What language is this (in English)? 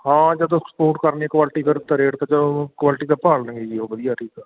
Punjabi